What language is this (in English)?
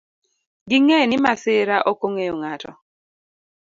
Luo (Kenya and Tanzania)